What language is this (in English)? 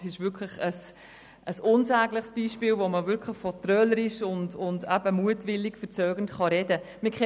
Swiss German